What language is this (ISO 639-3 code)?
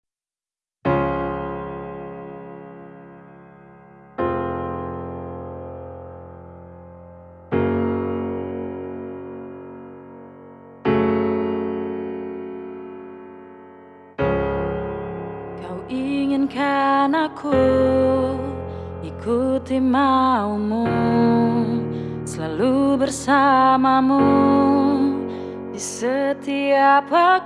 ind